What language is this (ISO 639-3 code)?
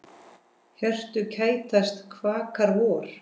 isl